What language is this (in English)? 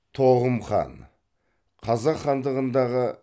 Kazakh